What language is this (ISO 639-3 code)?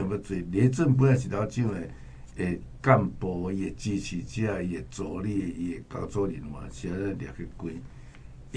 zho